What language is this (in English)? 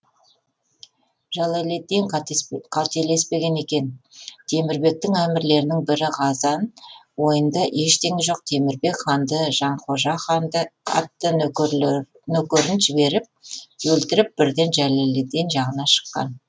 Kazakh